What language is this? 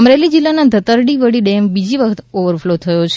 Gujarati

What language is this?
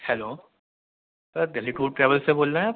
Urdu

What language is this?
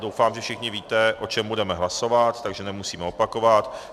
Czech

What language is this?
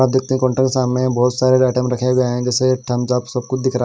Hindi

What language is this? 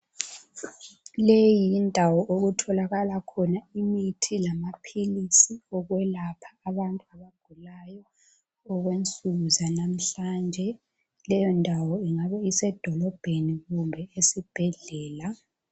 North Ndebele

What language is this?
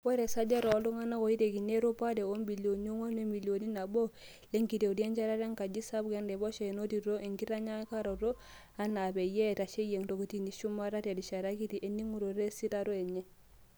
Masai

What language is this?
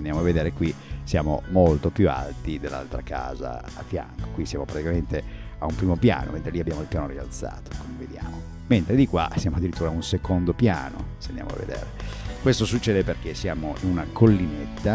Italian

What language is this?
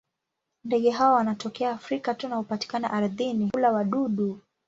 Swahili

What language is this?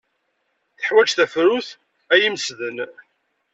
Kabyle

